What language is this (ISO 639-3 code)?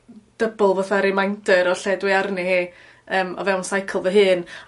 cym